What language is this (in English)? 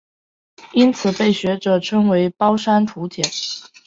Chinese